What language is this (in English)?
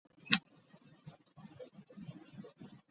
Ganda